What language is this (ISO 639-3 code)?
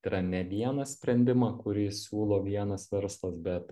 lit